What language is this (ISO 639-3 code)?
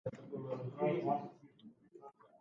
slv